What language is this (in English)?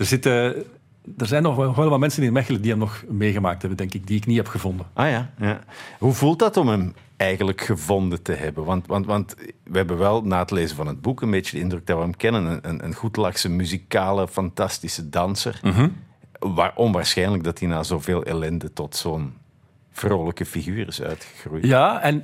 Dutch